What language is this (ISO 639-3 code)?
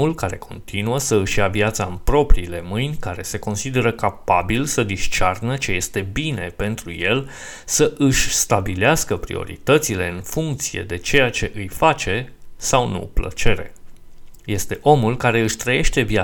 ron